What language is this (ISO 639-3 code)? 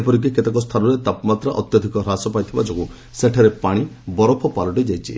ori